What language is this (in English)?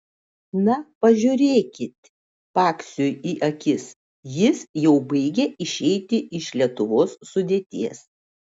Lithuanian